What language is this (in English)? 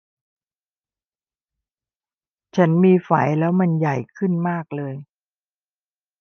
Thai